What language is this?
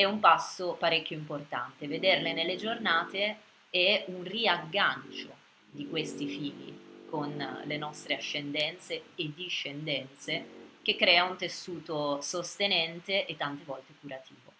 Italian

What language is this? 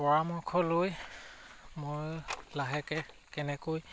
Assamese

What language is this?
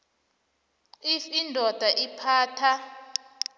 South Ndebele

